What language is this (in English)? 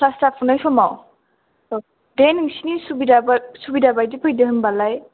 Bodo